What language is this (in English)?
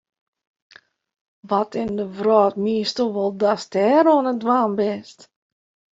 Western Frisian